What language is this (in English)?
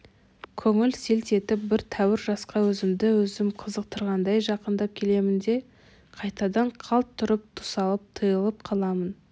Kazakh